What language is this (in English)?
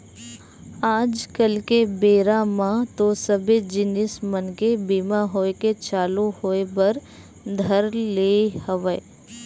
Chhattisgarhi